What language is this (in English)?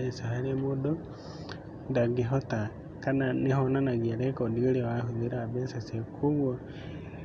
Kikuyu